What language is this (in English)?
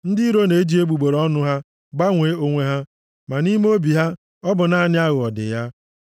Igbo